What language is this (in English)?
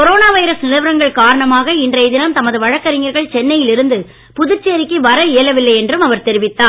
Tamil